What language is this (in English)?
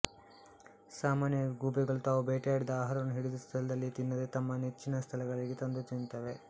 Kannada